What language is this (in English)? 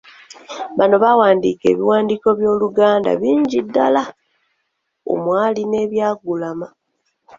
Ganda